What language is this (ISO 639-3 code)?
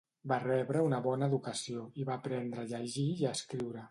cat